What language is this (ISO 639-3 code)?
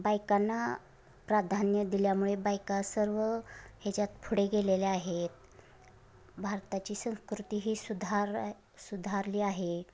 mar